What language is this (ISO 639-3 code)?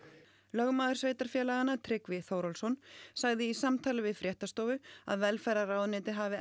isl